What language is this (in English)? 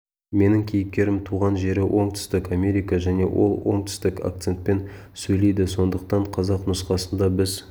Kazakh